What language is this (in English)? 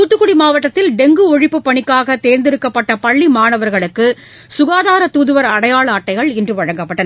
Tamil